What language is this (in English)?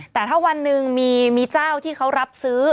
Thai